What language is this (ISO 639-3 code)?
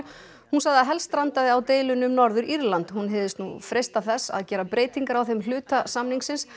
isl